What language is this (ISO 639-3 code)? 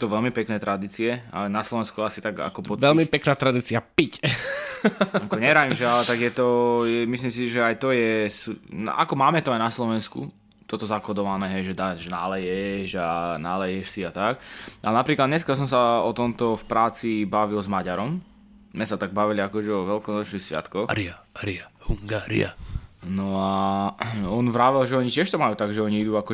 slk